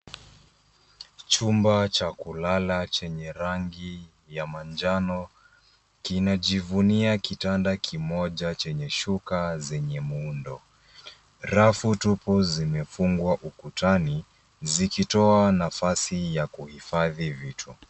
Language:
Swahili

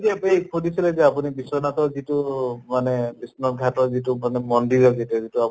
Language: Assamese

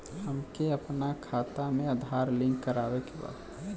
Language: Bhojpuri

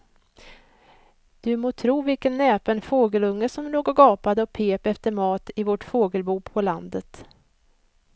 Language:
Swedish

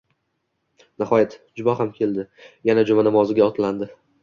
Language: Uzbek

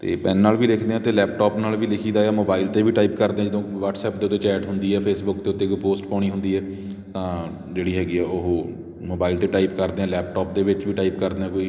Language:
Punjabi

